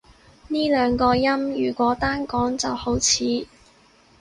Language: Cantonese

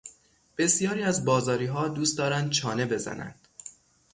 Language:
Persian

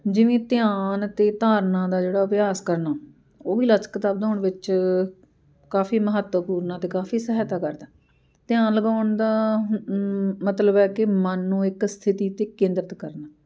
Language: Punjabi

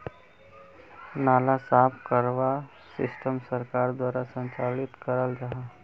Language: Magahi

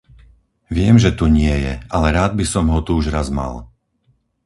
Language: Slovak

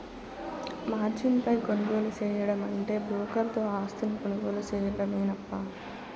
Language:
Telugu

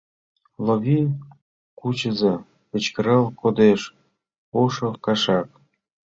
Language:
Mari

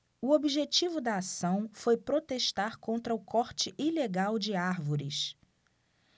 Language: Portuguese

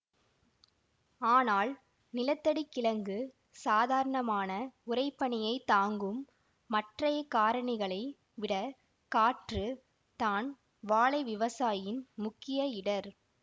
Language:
Tamil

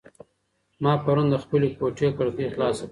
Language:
Pashto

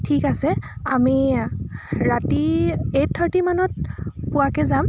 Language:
Assamese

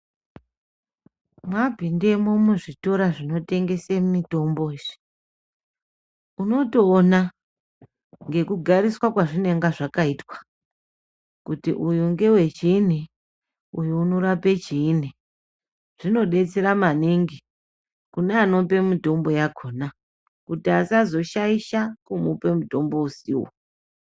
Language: Ndau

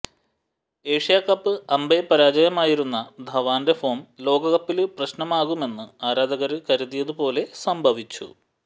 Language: Malayalam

